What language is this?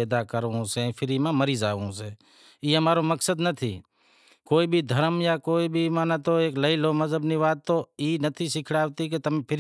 Wadiyara Koli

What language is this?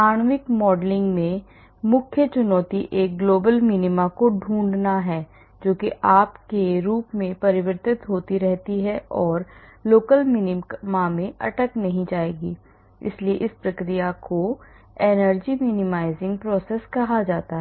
Hindi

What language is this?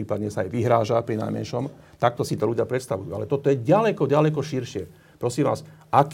Slovak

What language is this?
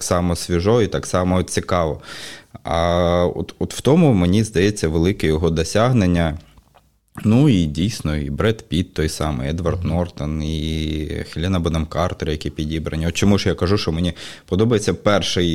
Ukrainian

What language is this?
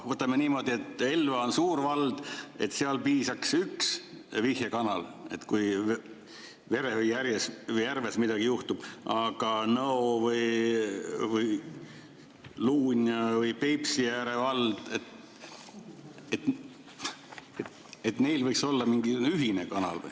Estonian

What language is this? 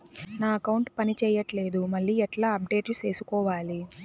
Telugu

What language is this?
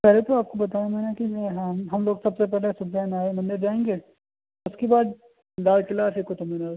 Urdu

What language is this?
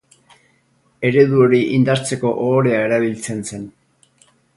Basque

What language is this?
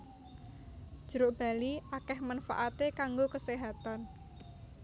Javanese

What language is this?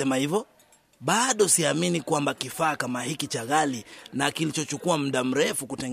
Swahili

